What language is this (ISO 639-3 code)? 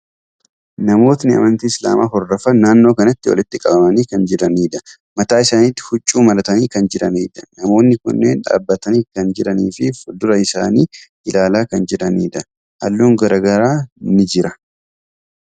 orm